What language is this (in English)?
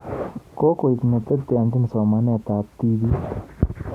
Kalenjin